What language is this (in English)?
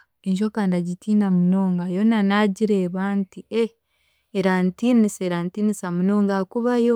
Chiga